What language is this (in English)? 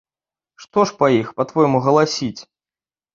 Belarusian